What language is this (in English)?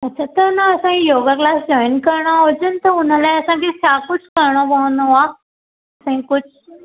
Sindhi